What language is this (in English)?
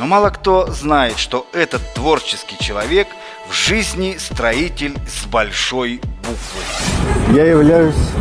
Russian